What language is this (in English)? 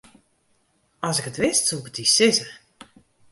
Western Frisian